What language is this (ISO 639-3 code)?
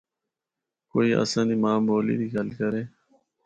hno